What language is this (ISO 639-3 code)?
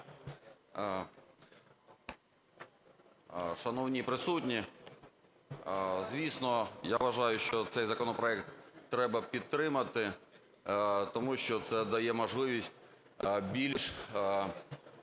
ukr